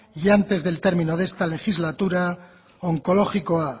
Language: Spanish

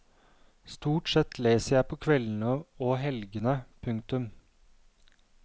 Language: Norwegian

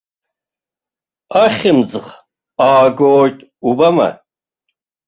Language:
Abkhazian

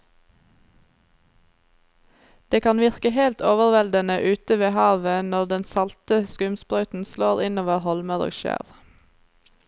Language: Norwegian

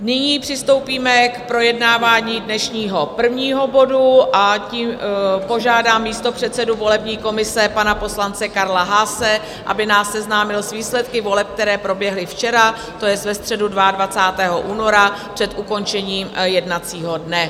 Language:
Czech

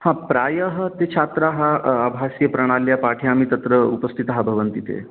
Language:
Sanskrit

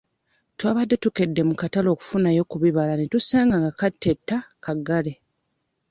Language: Ganda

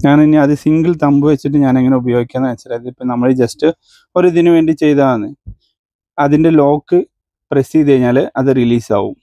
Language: Malayalam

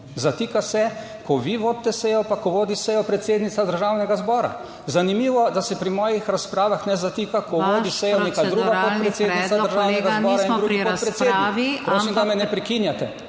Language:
Slovenian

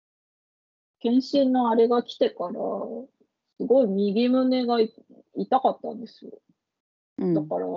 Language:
Japanese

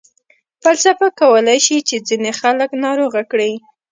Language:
Pashto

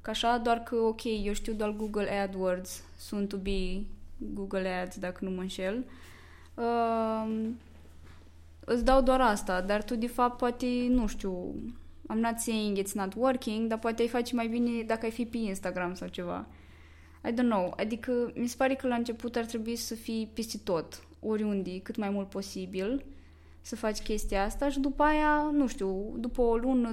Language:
Romanian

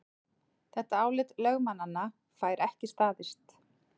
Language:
Icelandic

